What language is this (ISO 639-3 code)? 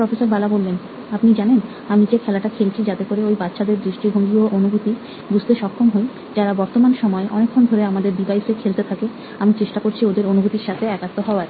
ben